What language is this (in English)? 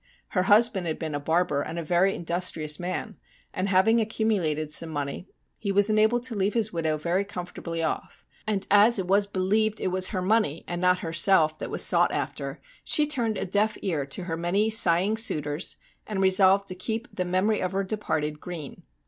English